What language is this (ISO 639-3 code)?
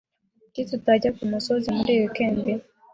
kin